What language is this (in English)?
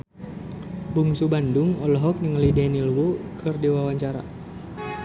Sundanese